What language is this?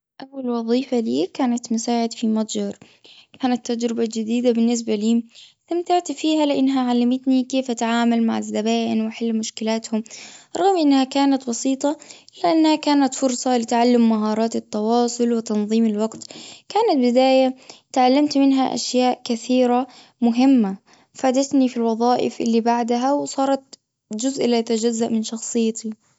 Gulf Arabic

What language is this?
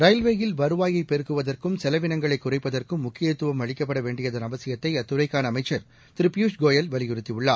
Tamil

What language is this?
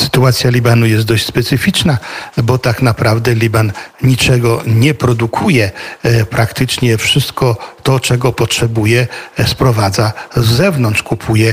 Polish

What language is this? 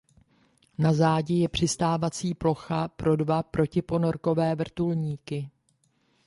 Czech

